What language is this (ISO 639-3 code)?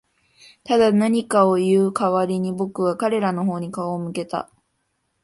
jpn